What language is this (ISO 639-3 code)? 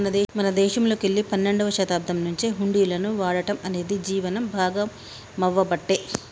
tel